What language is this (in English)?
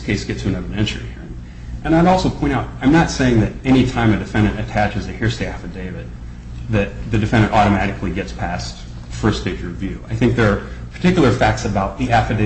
English